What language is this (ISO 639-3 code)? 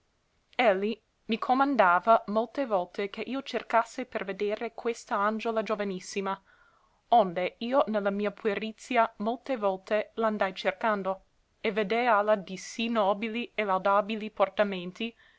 ita